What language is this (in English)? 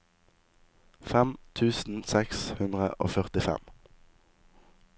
Norwegian